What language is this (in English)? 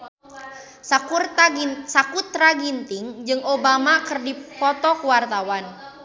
Sundanese